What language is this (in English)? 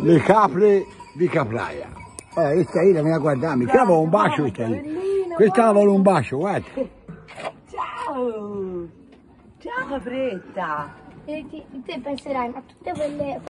Italian